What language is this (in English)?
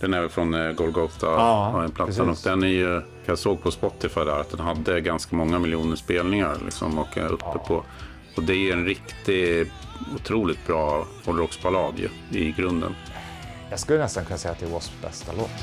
Swedish